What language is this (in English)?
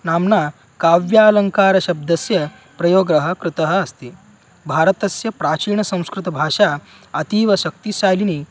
Sanskrit